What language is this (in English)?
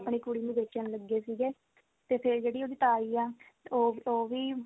Punjabi